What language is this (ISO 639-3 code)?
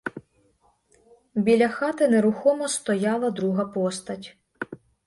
ukr